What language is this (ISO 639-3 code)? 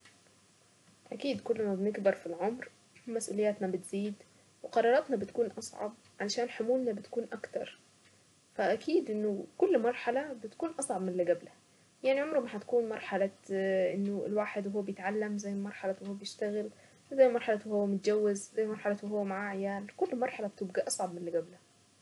aec